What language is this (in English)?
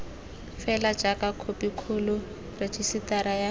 Tswana